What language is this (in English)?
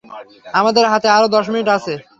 Bangla